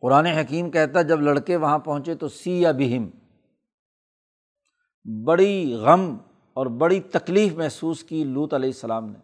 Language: Urdu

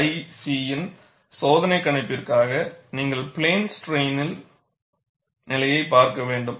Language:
Tamil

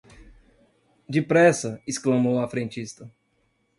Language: Portuguese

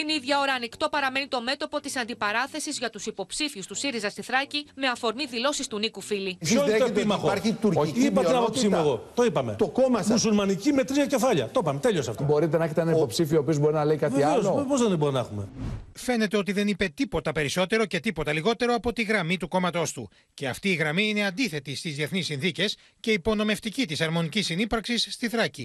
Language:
Greek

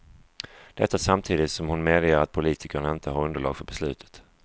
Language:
Swedish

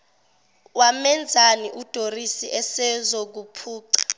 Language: Zulu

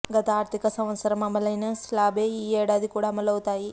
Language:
Telugu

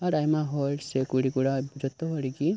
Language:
Santali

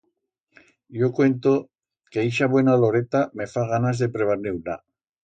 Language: Aragonese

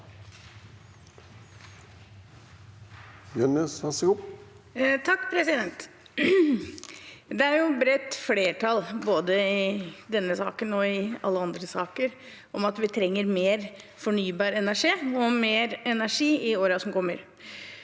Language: Norwegian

